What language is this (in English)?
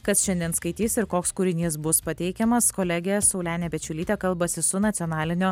Lithuanian